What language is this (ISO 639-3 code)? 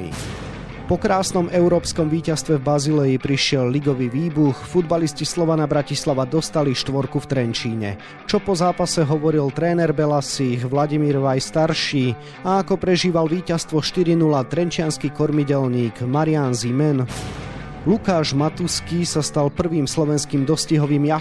slk